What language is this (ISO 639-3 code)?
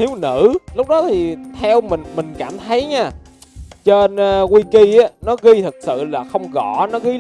vie